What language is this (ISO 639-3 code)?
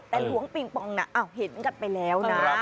tha